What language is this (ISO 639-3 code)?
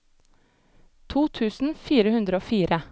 nor